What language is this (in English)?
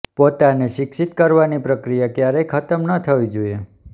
Gujarati